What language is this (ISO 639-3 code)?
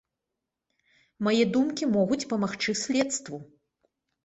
bel